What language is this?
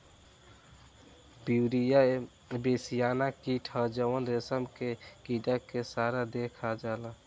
Bhojpuri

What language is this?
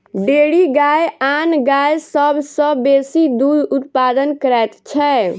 Maithili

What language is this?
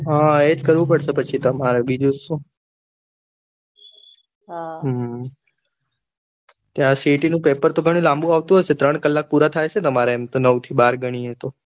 Gujarati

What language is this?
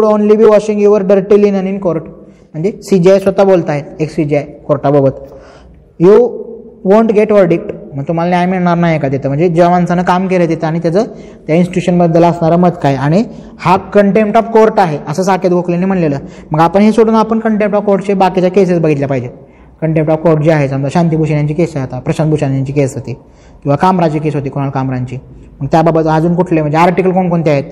Marathi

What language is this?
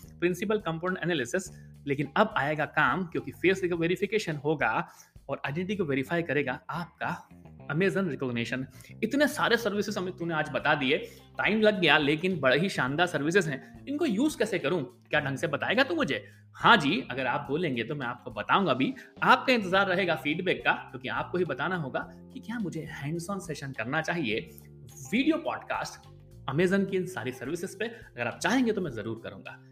Hindi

